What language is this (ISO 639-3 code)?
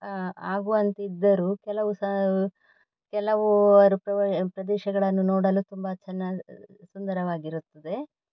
kan